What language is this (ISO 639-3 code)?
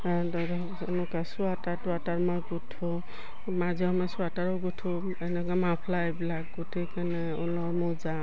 asm